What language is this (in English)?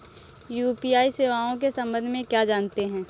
Hindi